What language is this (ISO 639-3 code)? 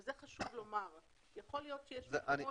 heb